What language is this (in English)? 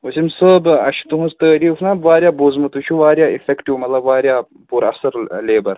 Kashmiri